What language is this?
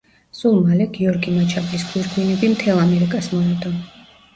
Georgian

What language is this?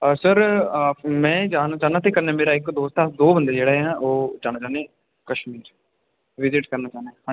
Dogri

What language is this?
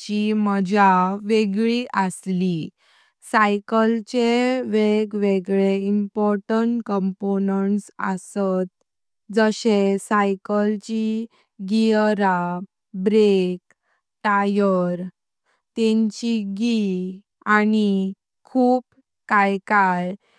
Konkani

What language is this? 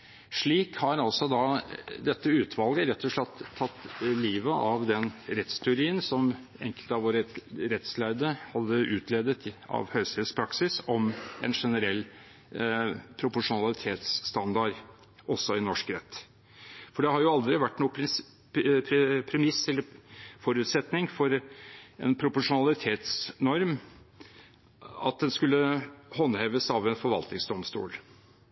Norwegian Bokmål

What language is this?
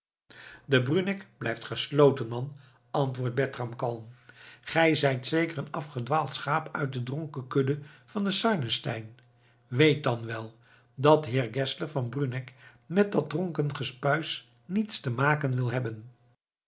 Dutch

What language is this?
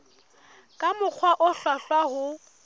Southern Sotho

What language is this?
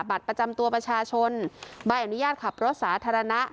Thai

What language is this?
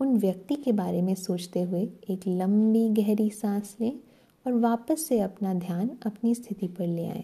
Hindi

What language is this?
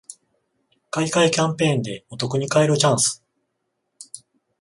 Japanese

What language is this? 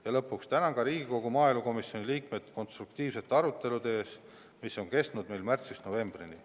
Estonian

